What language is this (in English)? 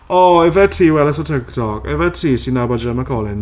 Welsh